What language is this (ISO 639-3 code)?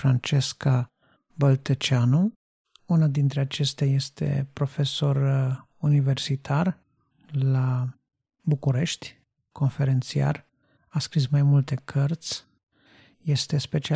ron